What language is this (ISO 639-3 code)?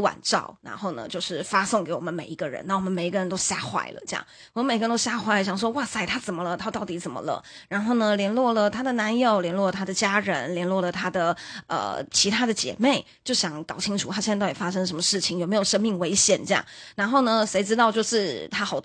zho